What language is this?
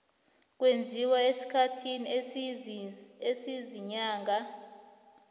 South Ndebele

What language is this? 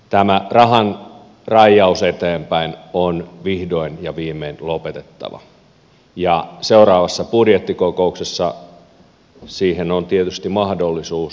Finnish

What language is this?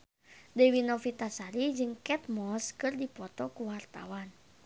Sundanese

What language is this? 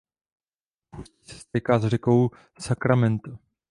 Czech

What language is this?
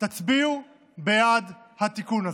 Hebrew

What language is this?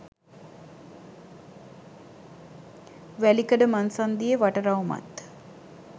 Sinhala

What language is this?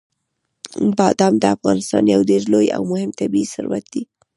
Pashto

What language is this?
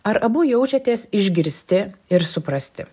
Lithuanian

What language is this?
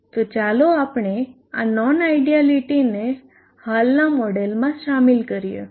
Gujarati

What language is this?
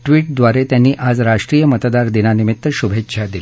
Marathi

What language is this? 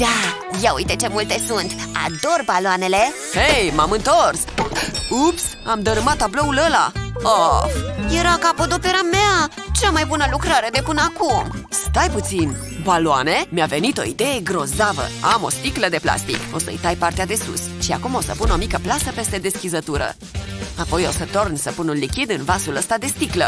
Romanian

